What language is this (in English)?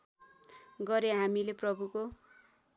Nepali